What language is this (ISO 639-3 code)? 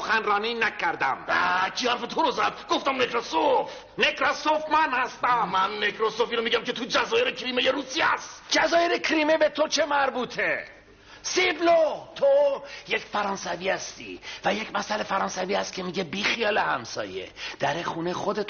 fas